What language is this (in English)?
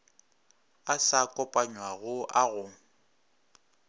Northern Sotho